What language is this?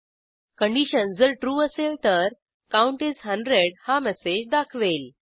Marathi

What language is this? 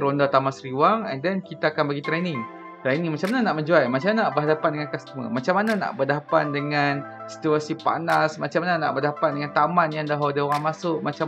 Malay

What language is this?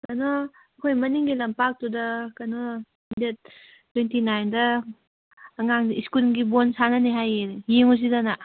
Manipuri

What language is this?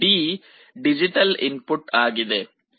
Kannada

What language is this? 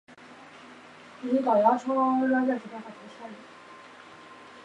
Chinese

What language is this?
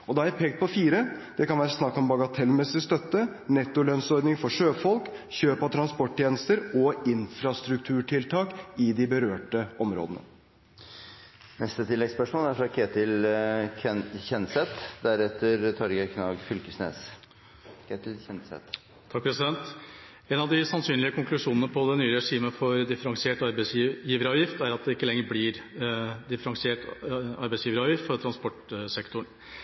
Norwegian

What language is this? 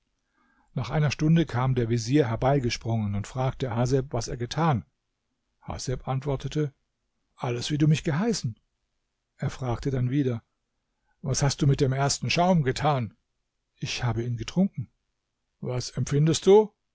German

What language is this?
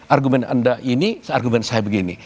Indonesian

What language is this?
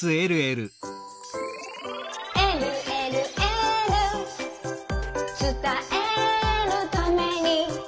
Japanese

